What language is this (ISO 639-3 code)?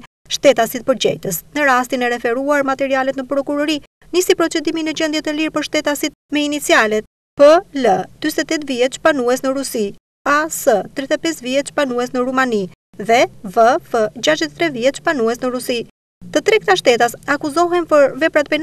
ron